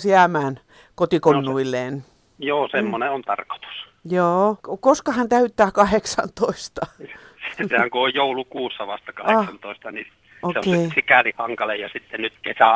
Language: Finnish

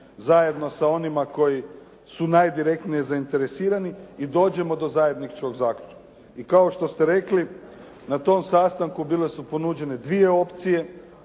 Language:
Croatian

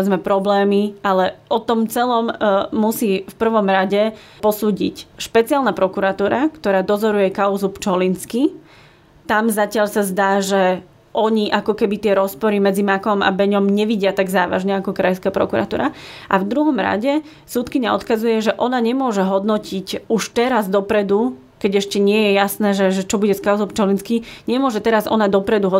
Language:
Slovak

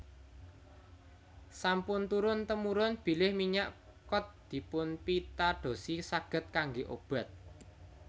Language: Javanese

